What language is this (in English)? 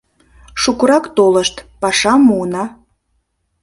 Mari